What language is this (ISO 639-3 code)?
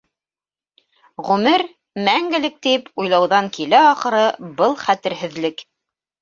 bak